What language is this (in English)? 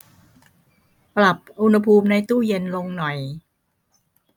Thai